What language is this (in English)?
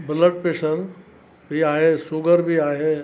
Sindhi